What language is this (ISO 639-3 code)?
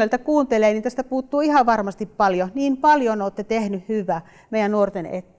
fin